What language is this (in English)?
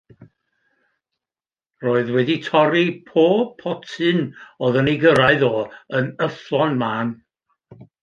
Welsh